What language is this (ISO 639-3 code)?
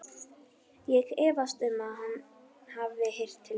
isl